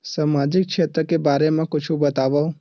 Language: Chhattisgarhi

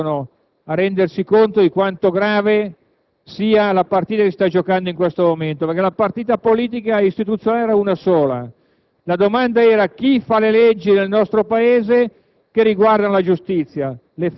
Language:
Italian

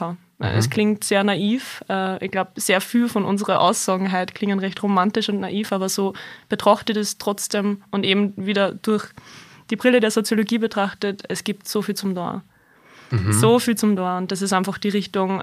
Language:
German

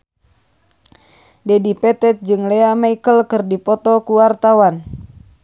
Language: Sundanese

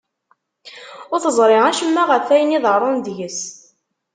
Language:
Kabyle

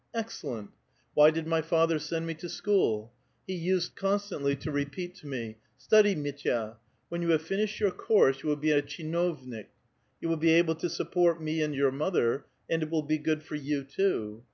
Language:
English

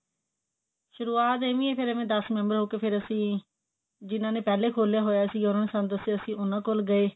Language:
Punjabi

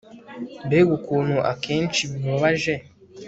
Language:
Kinyarwanda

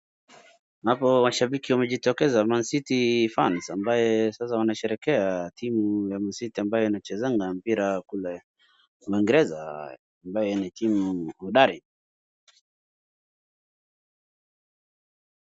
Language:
Swahili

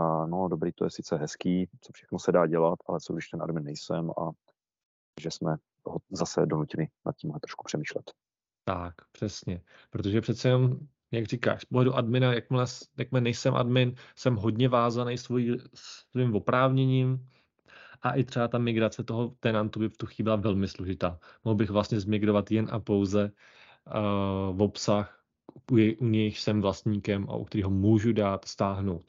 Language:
Czech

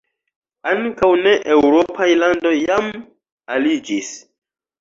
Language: Esperanto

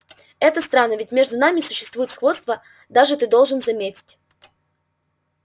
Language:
Russian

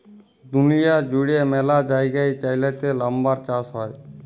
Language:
Bangla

